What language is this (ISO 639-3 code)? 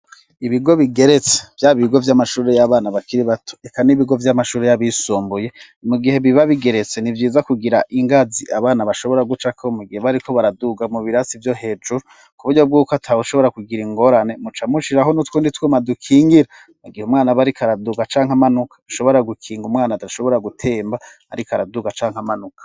run